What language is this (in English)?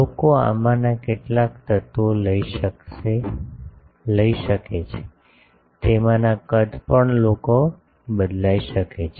Gujarati